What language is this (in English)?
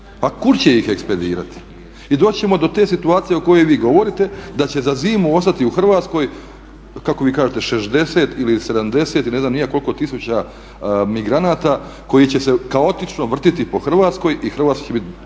Croatian